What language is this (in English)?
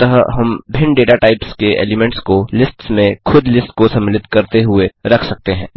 Hindi